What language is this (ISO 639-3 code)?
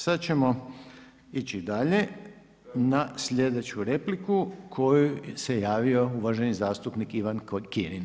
hrv